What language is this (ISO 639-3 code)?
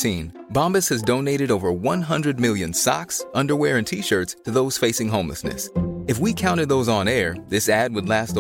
fil